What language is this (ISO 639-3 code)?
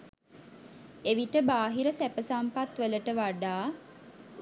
sin